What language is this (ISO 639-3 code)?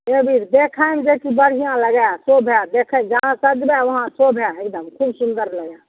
mai